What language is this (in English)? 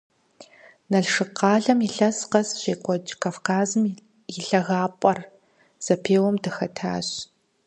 Kabardian